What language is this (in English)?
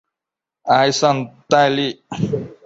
Chinese